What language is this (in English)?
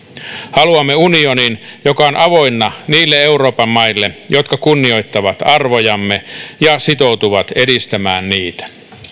Finnish